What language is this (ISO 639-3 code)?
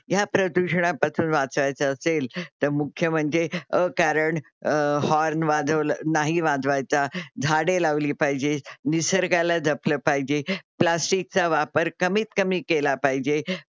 mar